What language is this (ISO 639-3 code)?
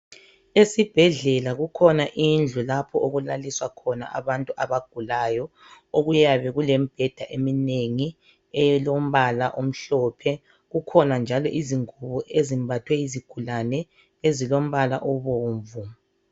nde